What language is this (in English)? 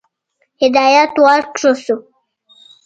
Pashto